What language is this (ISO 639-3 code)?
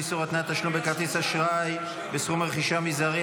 heb